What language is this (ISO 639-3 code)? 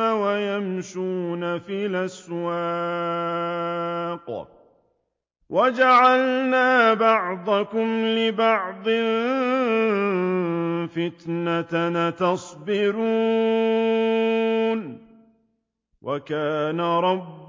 ara